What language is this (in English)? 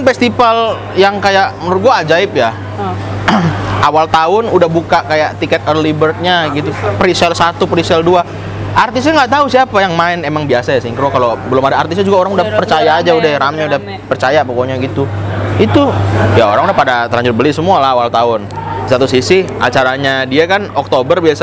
Indonesian